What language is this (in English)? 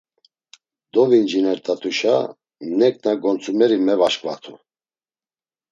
Laz